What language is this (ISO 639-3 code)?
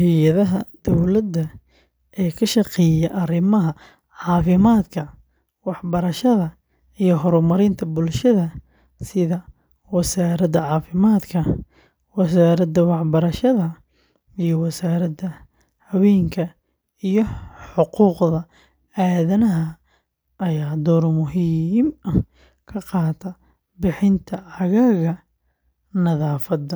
som